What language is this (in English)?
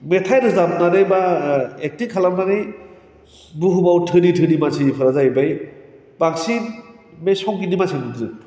Bodo